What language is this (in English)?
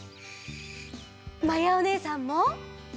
Japanese